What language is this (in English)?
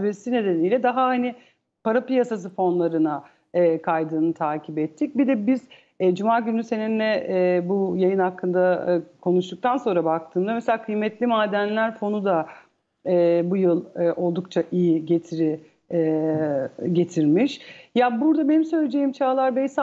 Turkish